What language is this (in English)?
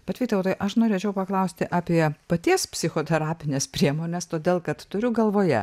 Lithuanian